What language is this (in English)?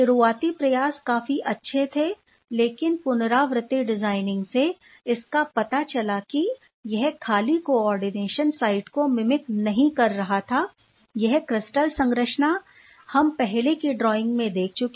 Hindi